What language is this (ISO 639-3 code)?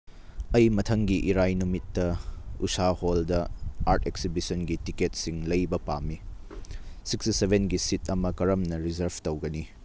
mni